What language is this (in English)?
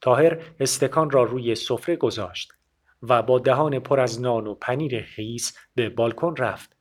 Persian